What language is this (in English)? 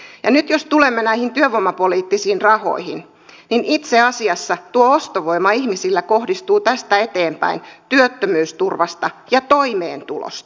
Finnish